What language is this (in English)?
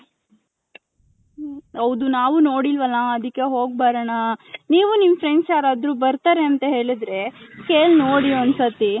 Kannada